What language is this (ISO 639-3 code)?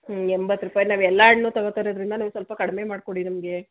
kan